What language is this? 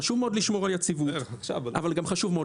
Hebrew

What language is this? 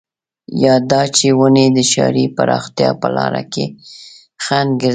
Pashto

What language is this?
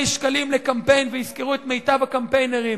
Hebrew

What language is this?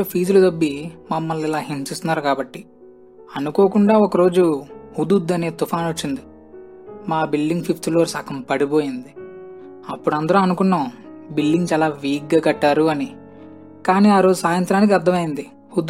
Telugu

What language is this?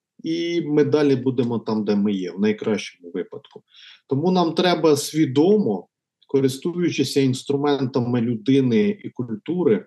Ukrainian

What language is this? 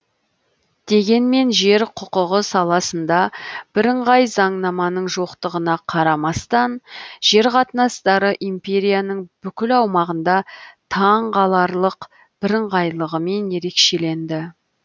Kazakh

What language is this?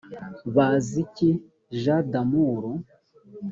Kinyarwanda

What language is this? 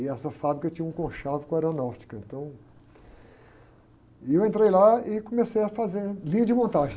Portuguese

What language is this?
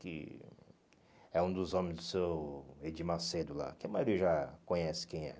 Portuguese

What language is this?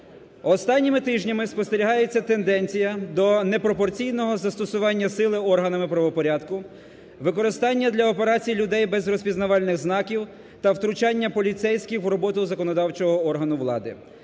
Ukrainian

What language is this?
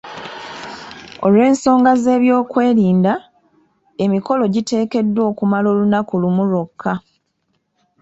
Ganda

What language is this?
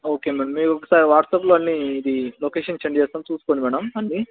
Telugu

